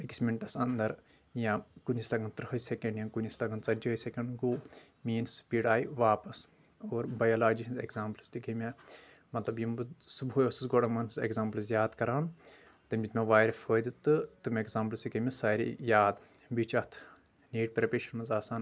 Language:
Kashmiri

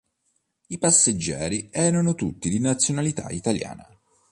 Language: Italian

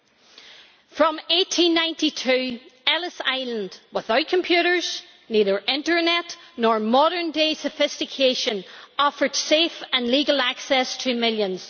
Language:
English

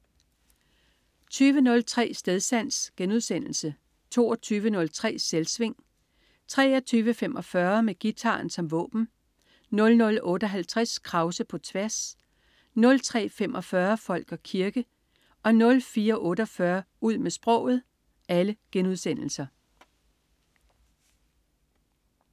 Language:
Danish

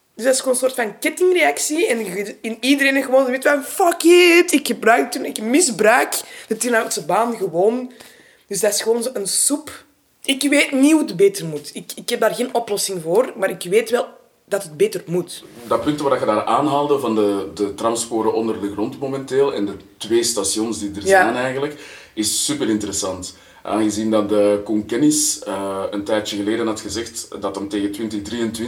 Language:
Dutch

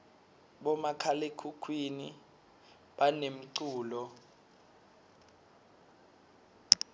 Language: Swati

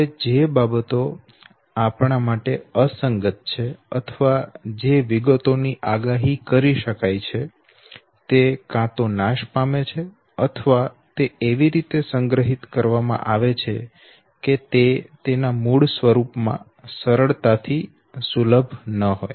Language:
Gujarati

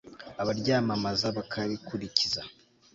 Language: Kinyarwanda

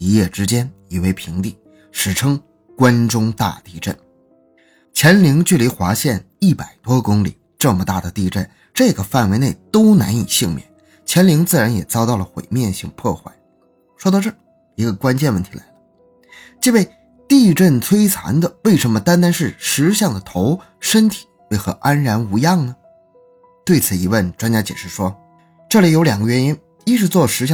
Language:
Chinese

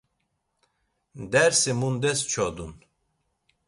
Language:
Laz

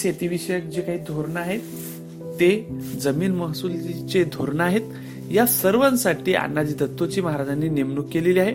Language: Marathi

